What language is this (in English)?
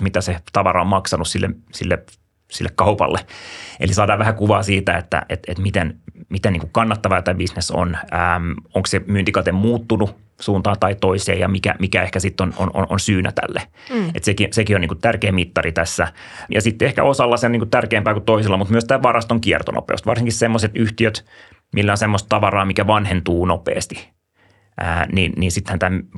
Finnish